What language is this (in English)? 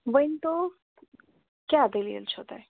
Kashmiri